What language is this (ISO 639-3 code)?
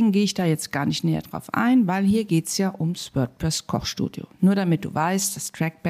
deu